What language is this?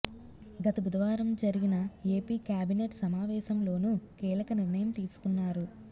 Telugu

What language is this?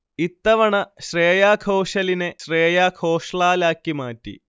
Malayalam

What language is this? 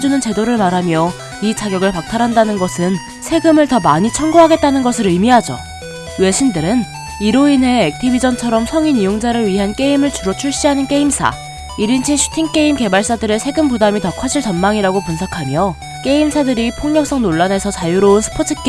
Korean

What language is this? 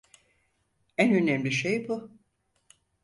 Turkish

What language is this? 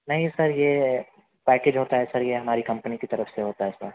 Urdu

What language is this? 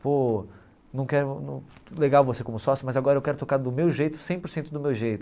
Portuguese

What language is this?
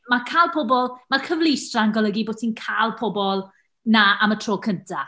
Welsh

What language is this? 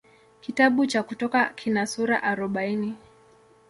Swahili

